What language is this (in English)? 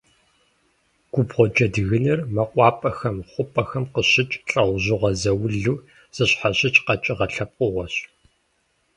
Kabardian